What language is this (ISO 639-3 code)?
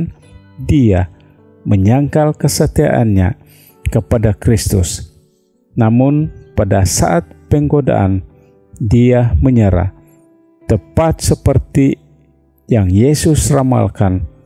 ind